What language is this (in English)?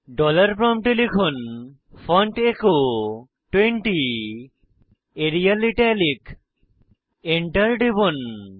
Bangla